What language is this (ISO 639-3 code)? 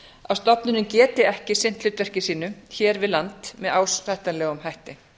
isl